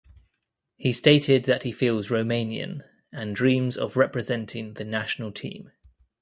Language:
English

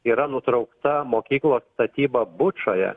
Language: Lithuanian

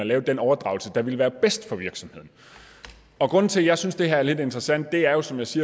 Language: Danish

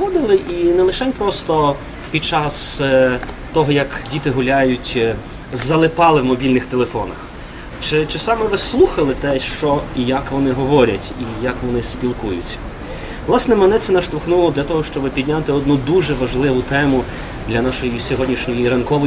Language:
Ukrainian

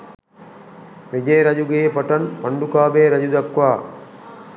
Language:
Sinhala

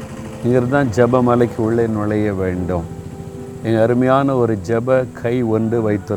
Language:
Tamil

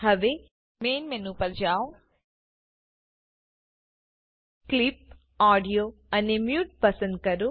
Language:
Gujarati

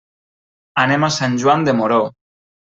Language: Catalan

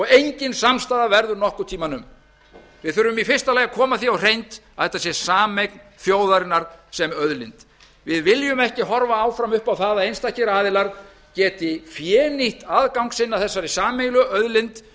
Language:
Icelandic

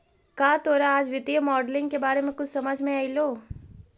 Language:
Magahi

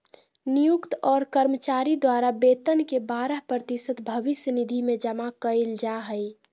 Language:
Magahi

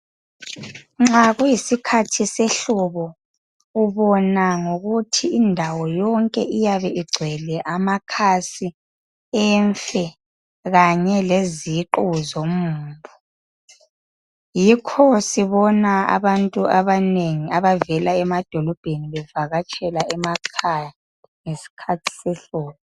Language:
North Ndebele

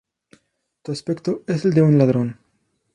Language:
Spanish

